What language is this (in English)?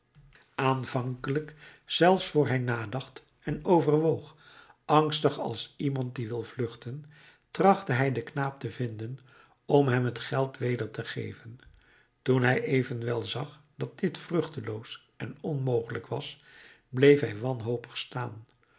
Dutch